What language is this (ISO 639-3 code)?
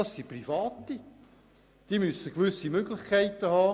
gsw